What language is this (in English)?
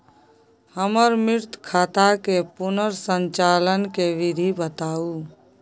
Maithili